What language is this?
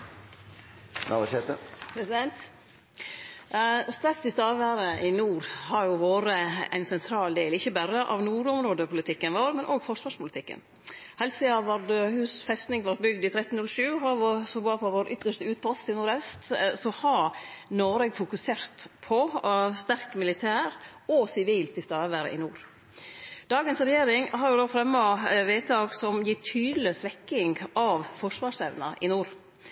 Norwegian Nynorsk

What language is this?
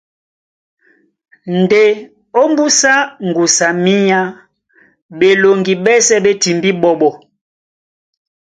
Duala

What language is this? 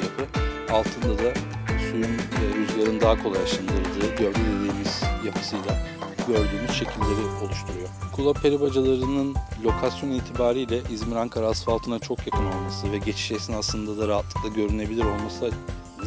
Turkish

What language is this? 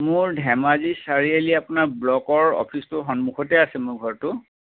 Assamese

